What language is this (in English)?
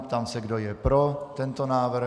Czech